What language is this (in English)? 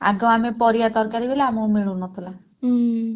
Odia